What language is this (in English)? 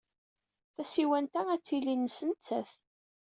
Kabyle